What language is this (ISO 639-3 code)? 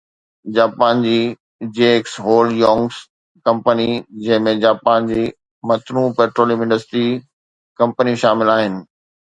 snd